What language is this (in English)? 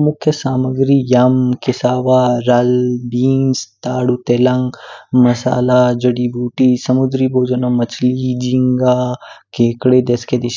Kinnauri